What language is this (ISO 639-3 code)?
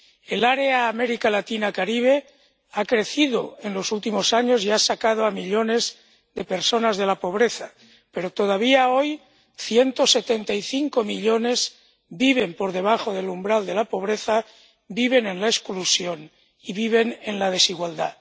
spa